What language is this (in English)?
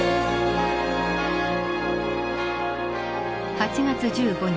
Japanese